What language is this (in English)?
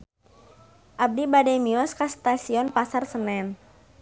Sundanese